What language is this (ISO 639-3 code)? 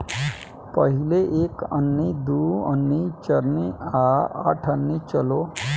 bho